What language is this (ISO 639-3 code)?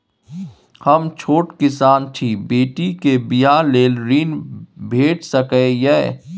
mai